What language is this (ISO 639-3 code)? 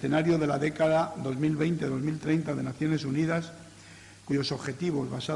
spa